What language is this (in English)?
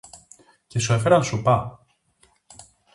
Greek